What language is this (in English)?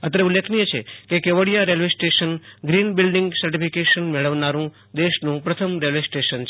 Gujarati